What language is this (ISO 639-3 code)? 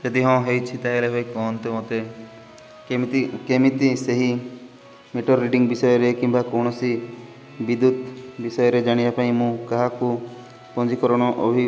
ori